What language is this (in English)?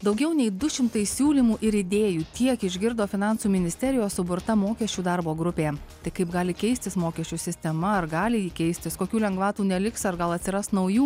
Lithuanian